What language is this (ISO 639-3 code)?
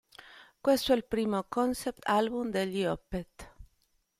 ita